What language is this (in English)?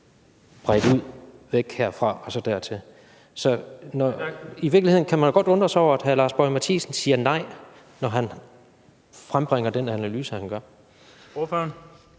Danish